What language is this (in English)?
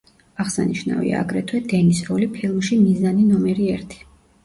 Georgian